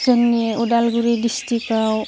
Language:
Bodo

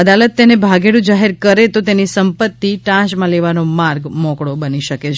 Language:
Gujarati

